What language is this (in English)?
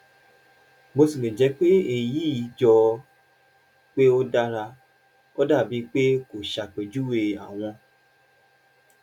Yoruba